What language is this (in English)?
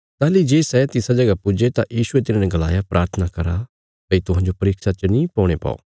Bilaspuri